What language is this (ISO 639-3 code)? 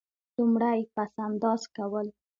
pus